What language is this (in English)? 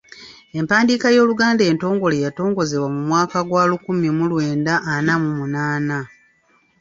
Ganda